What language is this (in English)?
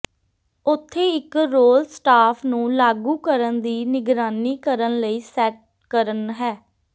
Punjabi